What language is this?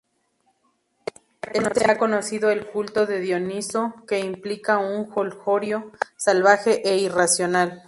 Spanish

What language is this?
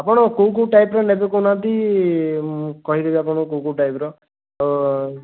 Odia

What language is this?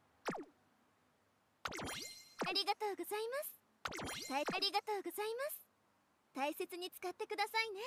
Japanese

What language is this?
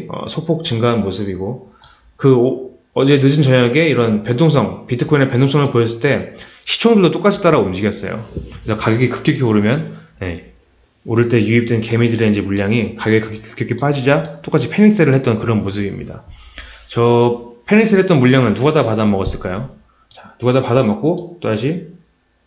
Korean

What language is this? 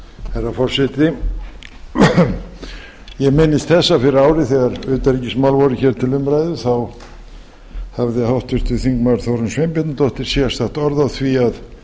Icelandic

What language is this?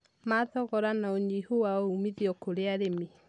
Kikuyu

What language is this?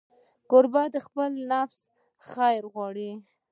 Pashto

